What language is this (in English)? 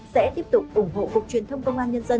Vietnamese